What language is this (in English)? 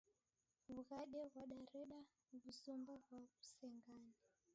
Taita